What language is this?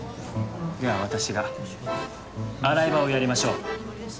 Japanese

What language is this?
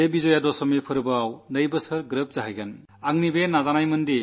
Malayalam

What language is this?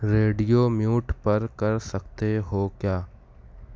Urdu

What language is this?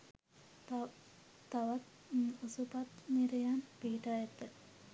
Sinhala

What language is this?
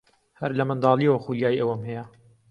Central Kurdish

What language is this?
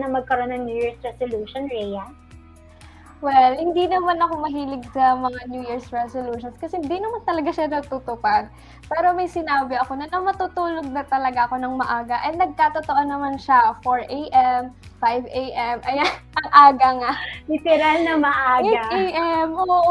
Filipino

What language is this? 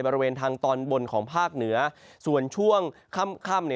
Thai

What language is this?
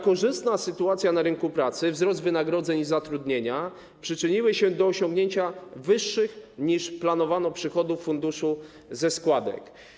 Polish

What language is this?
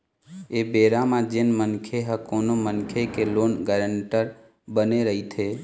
Chhattisgarhi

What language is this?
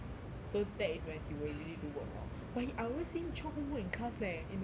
English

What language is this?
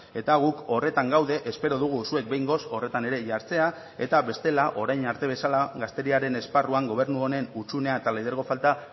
Basque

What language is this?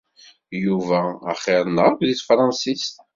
Kabyle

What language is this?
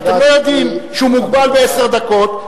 Hebrew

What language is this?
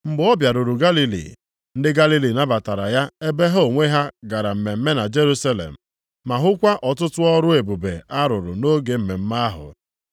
Igbo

